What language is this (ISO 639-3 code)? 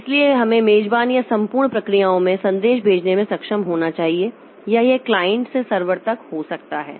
hin